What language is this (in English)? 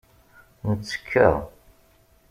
Kabyle